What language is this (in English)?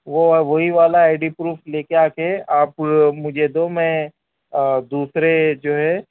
Urdu